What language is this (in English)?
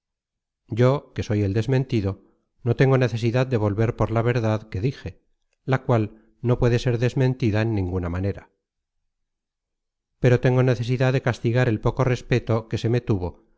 Spanish